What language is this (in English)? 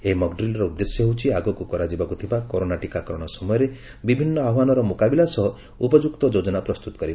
Odia